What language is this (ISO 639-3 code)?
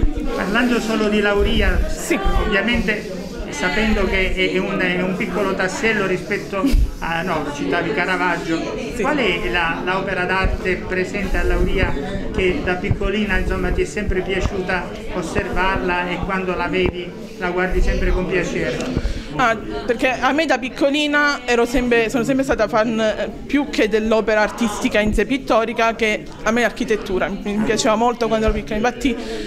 ita